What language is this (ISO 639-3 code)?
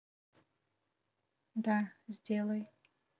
rus